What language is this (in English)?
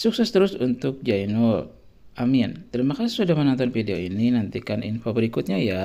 Indonesian